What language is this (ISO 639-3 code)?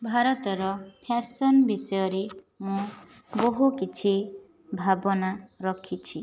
ori